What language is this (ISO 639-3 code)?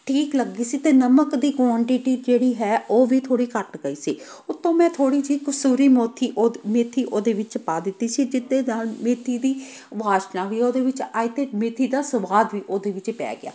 pan